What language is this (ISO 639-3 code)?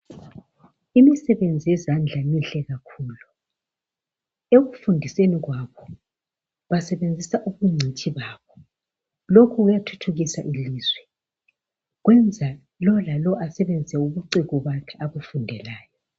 nde